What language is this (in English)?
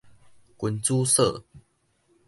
Min Nan Chinese